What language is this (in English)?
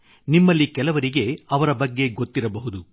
Kannada